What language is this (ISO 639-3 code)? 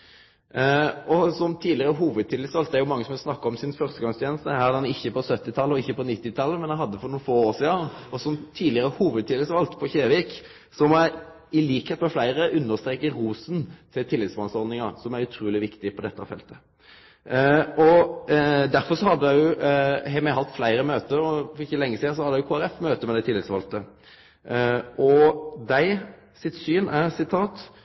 nno